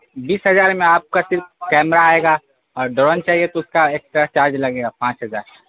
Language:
Urdu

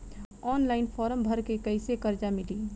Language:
Bhojpuri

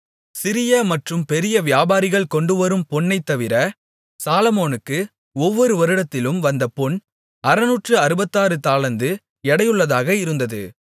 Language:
Tamil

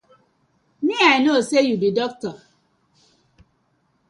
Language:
Nigerian Pidgin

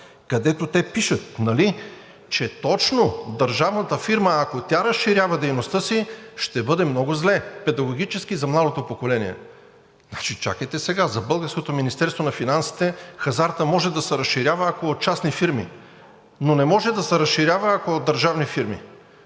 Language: Bulgarian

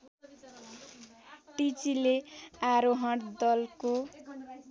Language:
Nepali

